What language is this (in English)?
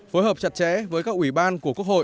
Vietnamese